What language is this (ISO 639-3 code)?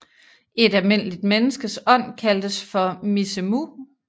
dan